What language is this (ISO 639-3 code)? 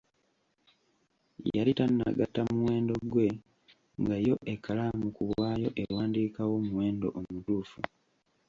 lug